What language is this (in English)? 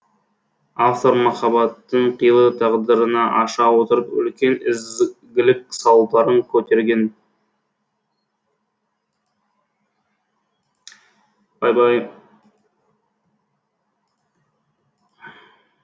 Kazakh